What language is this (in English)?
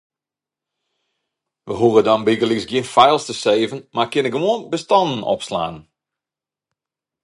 Western Frisian